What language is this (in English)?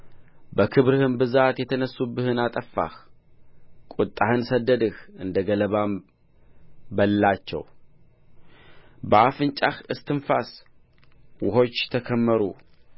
Amharic